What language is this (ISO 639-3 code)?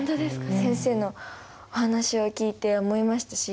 jpn